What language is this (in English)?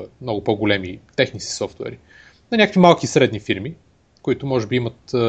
Bulgarian